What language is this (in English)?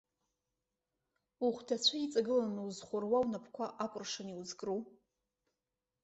Abkhazian